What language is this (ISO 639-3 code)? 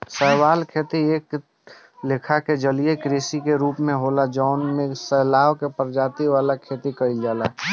bho